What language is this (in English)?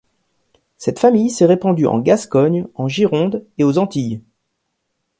French